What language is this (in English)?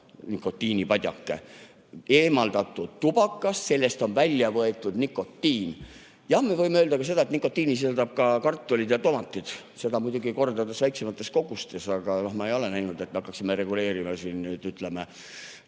Estonian